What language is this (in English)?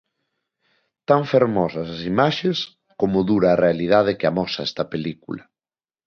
Galician